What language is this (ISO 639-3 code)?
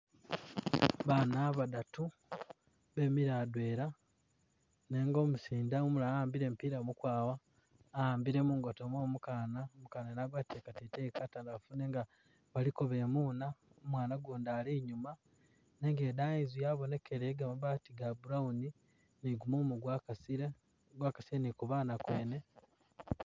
myx